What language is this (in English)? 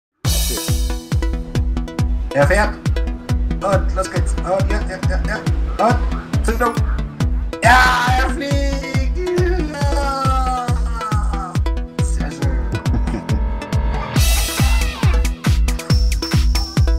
Dutch